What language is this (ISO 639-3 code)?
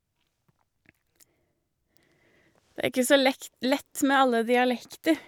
nor